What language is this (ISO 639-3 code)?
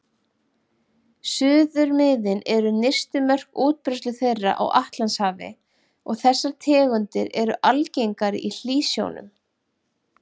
isl